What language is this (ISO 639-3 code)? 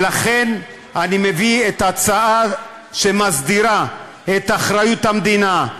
heb